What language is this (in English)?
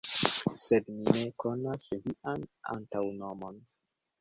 Esperanto